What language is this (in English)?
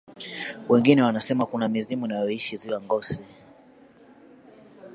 Swahili